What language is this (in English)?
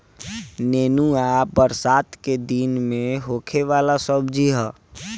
Bhojpuri